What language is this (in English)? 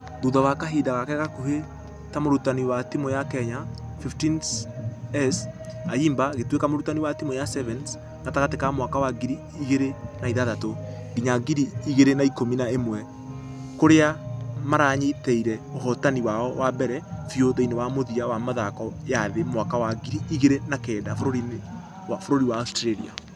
Kikuyu